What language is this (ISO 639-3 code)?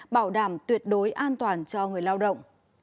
vie